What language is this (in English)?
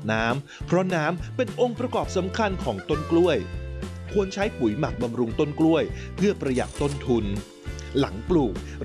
Thai